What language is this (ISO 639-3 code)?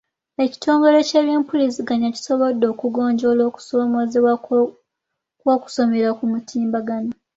lug